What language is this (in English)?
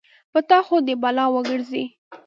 Pashto